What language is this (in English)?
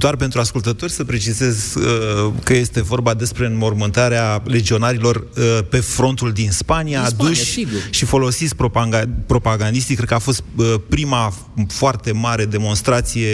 Romanian